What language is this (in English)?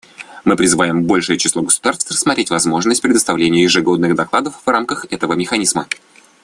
Russian